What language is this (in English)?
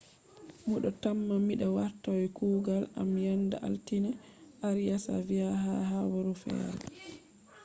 Fula